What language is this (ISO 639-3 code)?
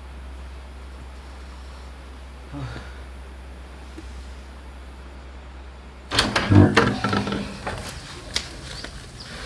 msa